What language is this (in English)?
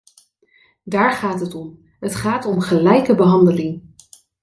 Dutch